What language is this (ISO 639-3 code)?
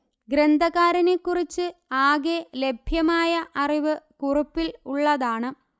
mal